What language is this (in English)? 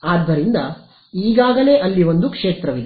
Kannada